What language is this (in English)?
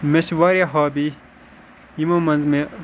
Kashmiri